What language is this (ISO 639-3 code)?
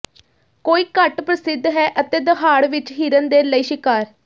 pan